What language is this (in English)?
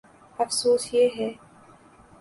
Urdu